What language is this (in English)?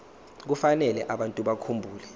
Zulu